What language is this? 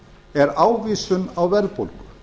Icelandic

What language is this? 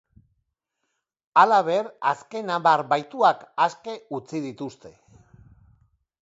Basque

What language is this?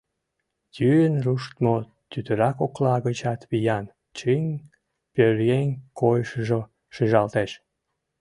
Mari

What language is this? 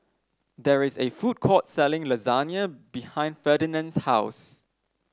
English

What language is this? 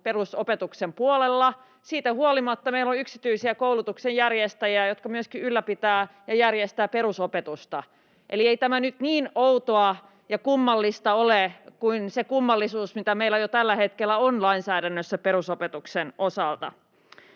Finnish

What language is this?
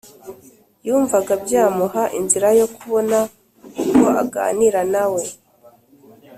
Kinyarwanda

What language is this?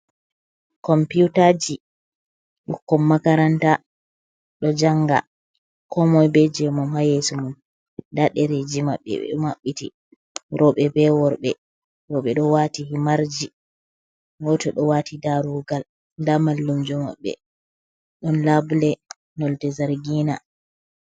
Fula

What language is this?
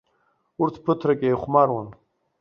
Abkhazian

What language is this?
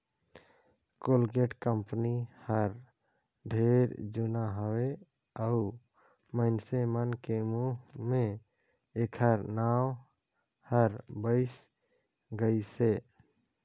Chhattisgarhi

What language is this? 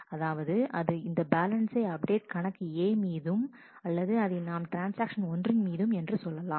Tamil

